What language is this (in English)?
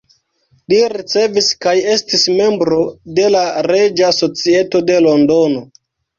Esperanto